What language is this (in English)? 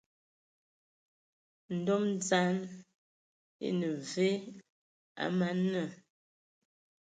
Ewondo